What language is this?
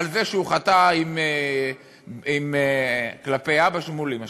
Hebrew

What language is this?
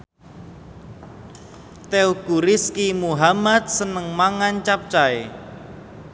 Javanese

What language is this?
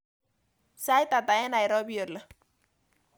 Kalenjin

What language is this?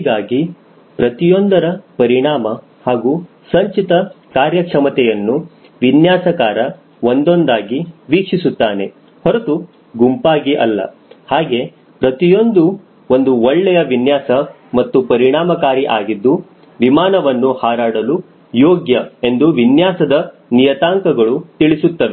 Kannada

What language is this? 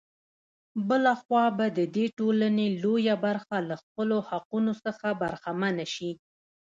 Pashto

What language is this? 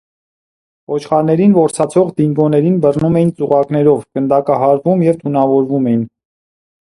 Armenian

